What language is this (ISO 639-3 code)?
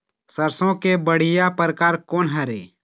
hne